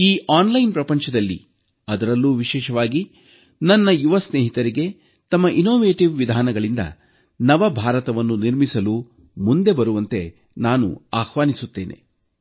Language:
Kannada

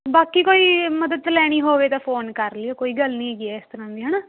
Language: Punjabi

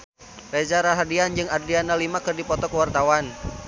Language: Sundanese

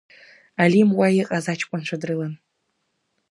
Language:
Abkhazian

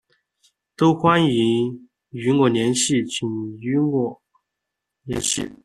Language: Chinese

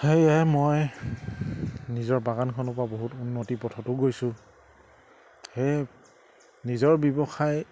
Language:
Assamese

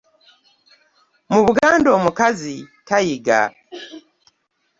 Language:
Ganda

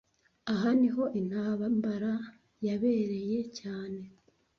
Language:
Kinyarwanda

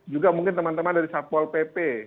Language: Indonesian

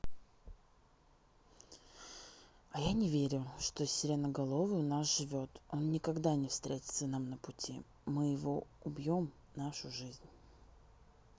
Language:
Russian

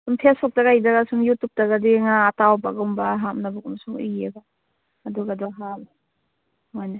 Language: Manipuri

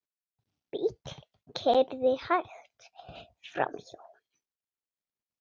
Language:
Icelandic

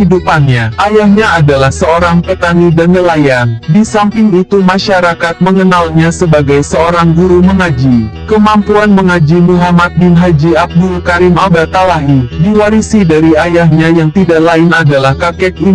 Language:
Indonesian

